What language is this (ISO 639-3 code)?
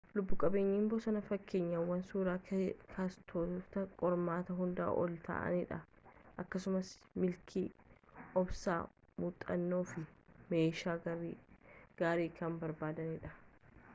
orm